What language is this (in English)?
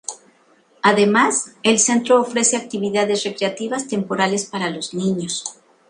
Spanish